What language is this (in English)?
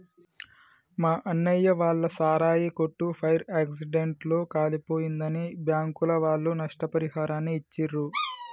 Telugu